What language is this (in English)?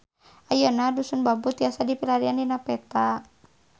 Sundanese